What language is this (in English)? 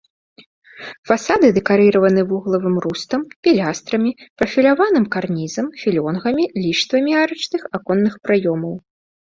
Belarusian